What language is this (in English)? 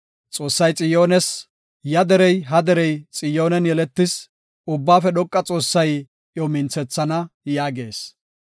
Gofa